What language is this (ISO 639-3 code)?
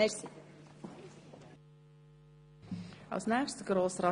gsw